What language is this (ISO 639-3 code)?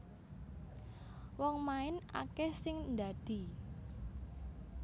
jav